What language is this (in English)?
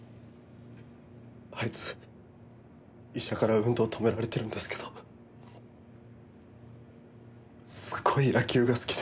Japanese